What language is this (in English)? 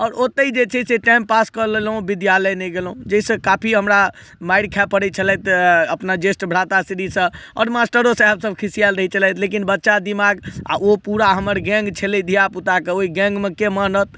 Maithili